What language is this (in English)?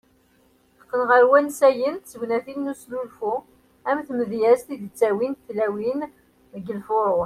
Kabyle